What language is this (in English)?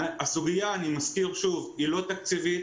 Hebrew